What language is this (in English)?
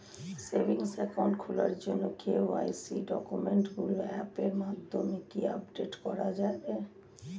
Bangla